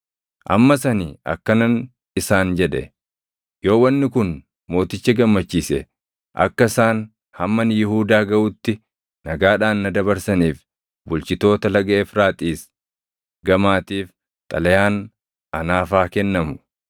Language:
Oromo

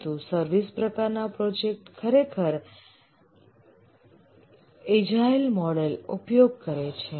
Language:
Gujarati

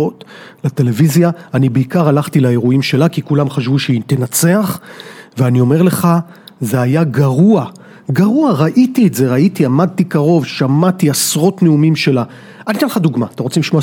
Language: Hebrew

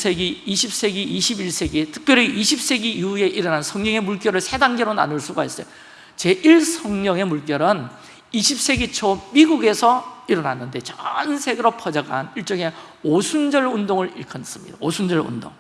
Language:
Korean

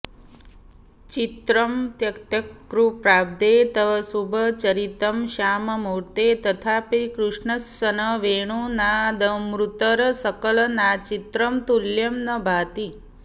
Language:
Sanskrit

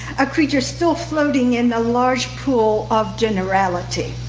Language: English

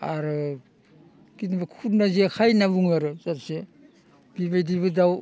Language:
Bodo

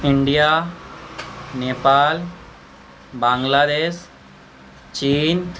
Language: Maithili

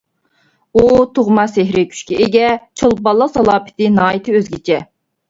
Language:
Uyghur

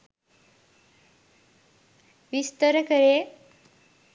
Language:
Sinhala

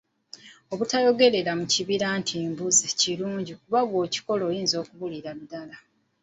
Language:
Ganda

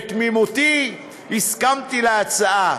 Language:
Hebrew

